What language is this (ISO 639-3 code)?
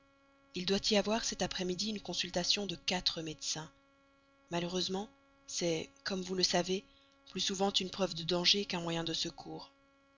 fra